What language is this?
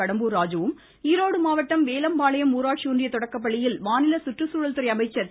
Tamil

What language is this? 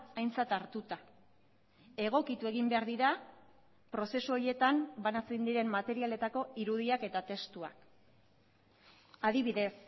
Basque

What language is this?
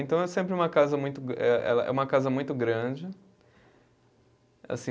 Portuguese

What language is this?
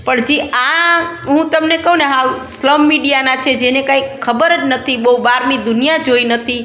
Gujarati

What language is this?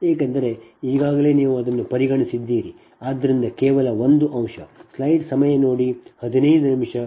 Kannada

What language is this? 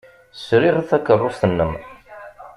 Kabyle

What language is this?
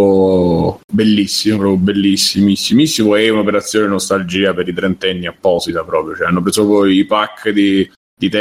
Italian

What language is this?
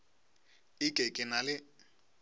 Northern Sotho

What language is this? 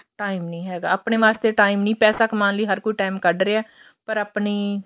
Punjabi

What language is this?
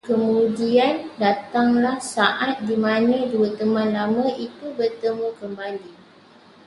Malay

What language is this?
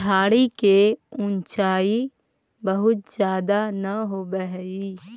Magahi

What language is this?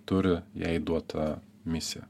Lithuanian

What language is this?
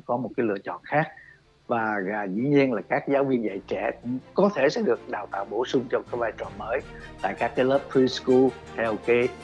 Vietnamese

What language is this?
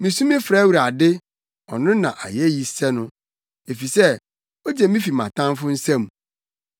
Akan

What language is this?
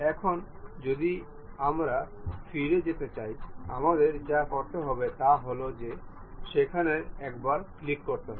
Bangla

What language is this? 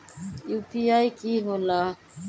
Magahi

